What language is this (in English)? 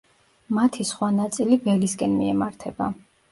Georgian